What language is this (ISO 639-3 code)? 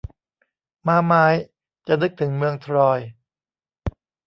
tha